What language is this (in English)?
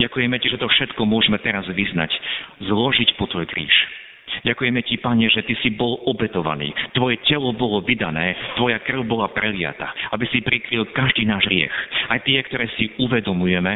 Slovak